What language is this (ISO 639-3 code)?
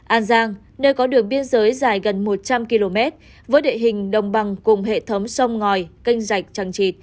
vie